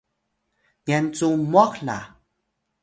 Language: Atayal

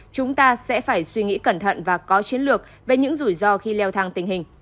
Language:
Vietnamese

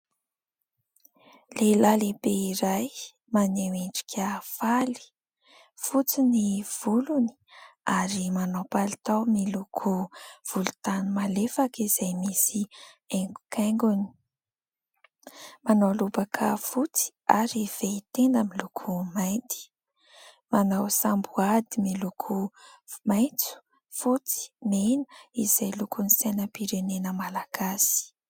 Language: Malagasy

